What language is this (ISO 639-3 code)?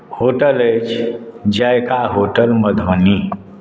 mai